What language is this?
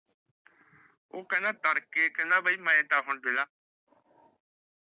Punjabi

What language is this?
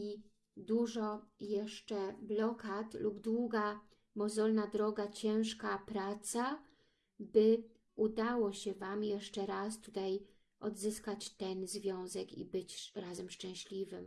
Polish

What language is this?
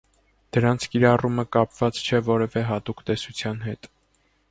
Armenian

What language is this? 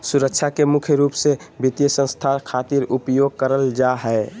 Magahi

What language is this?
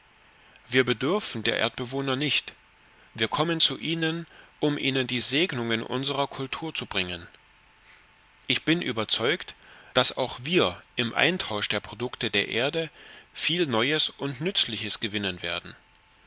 German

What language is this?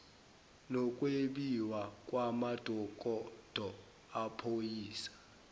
Zulu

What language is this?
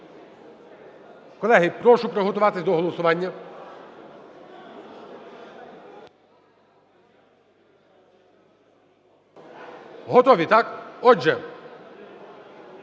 Ukrainian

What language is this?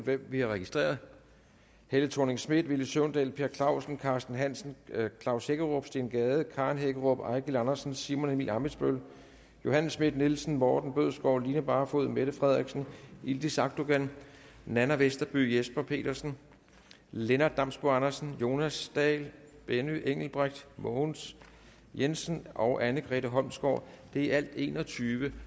Danish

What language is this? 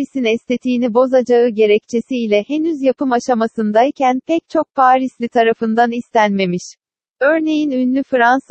Turkish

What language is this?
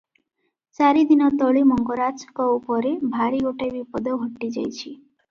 Odia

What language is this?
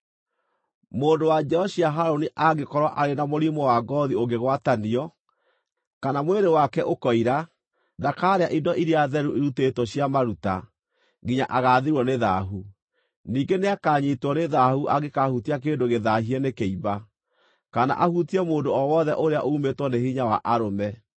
Kikuyu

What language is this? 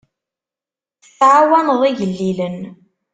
Kabyle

